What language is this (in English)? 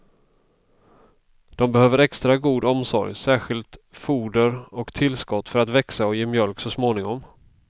Swedish